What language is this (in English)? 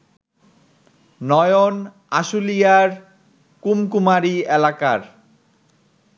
Bangla